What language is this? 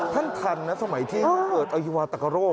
Thai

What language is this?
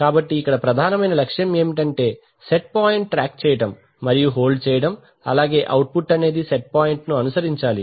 Telugu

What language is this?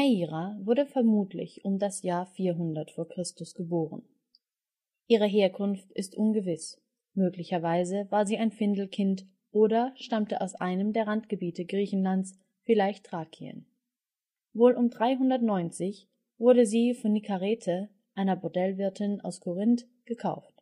German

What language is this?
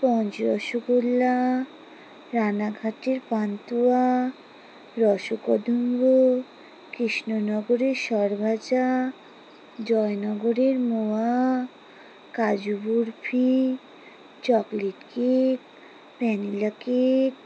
Bangla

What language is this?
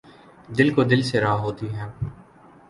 Urdu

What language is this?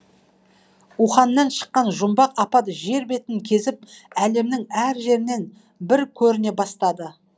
Kazakh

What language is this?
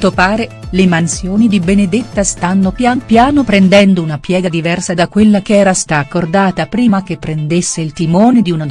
Italian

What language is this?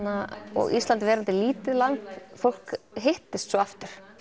Icelandic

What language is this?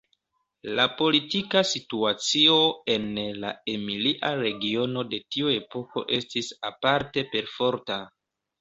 Esperanto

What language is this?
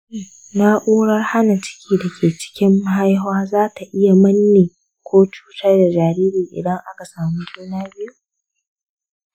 Hausa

